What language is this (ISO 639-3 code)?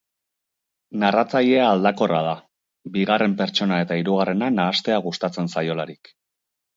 eus